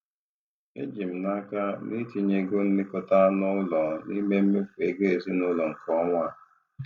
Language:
Igbo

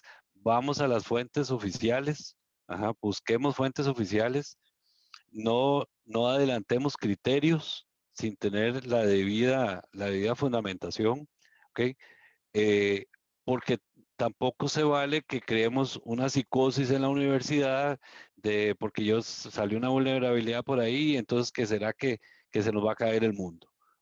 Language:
Spanish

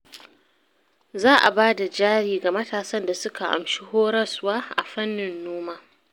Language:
Hausa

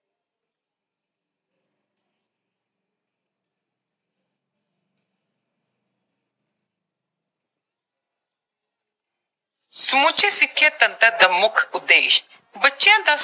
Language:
Punjabi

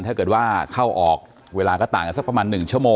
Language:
Thai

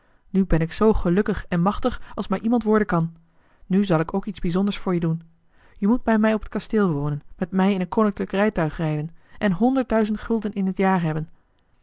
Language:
Dutch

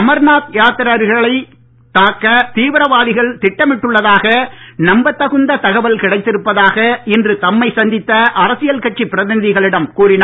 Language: Tamil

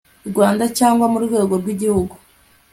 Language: Kinyarwanda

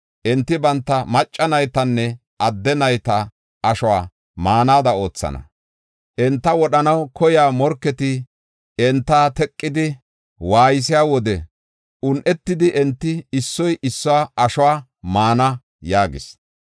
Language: Gofa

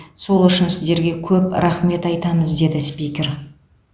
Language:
Kazakh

